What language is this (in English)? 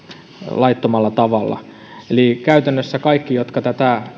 Finnish